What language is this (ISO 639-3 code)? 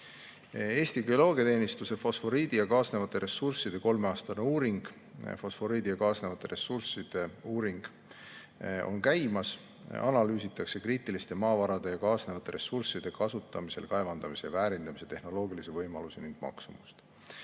est